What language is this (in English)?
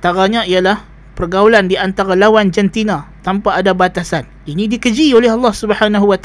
Malay